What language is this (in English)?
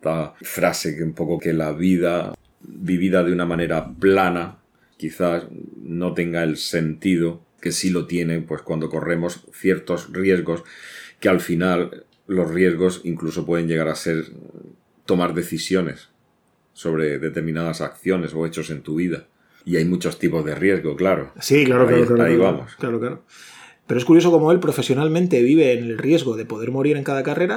Spanish